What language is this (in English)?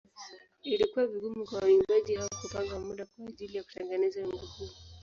Swahili